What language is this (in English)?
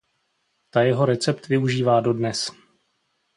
Czech